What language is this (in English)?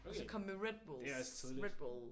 Danish